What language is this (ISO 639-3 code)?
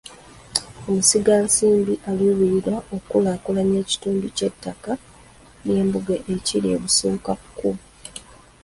lug